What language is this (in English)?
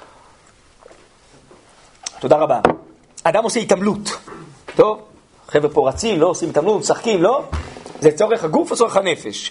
Hebrew